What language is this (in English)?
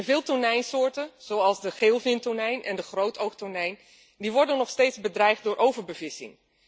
Dutch